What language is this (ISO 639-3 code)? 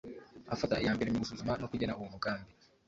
kin